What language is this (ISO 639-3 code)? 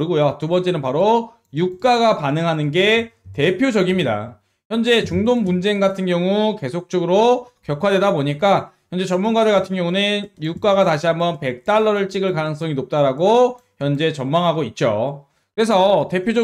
kor